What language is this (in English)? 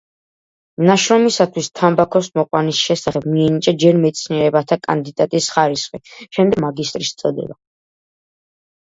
Georgian